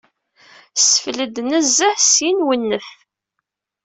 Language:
Kabyle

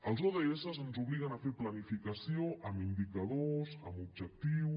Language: Catalan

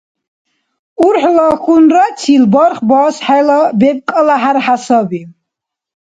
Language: Dargwa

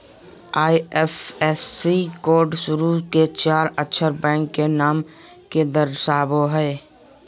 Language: Magahi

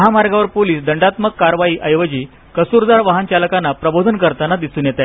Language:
Marathi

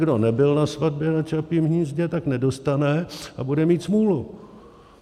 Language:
Czech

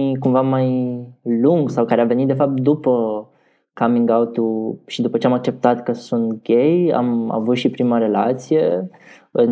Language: Romanian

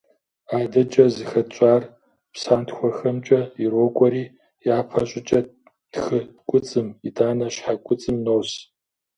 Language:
Kabardian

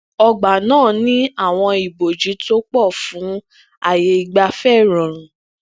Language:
Yoruba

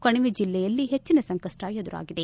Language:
Kannada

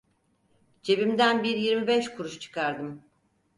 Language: Turkish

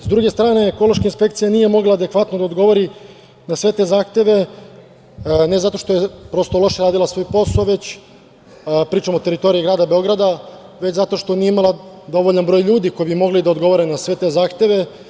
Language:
Serbian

